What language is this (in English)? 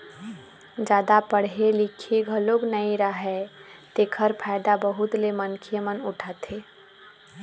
Chhattisgarhi